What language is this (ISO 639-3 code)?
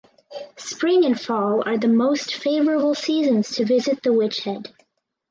eng